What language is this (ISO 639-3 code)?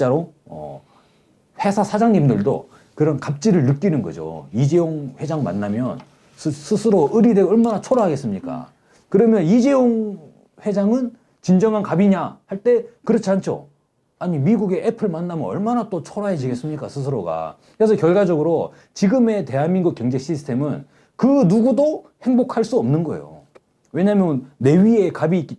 kor